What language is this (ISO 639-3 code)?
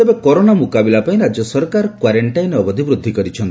ori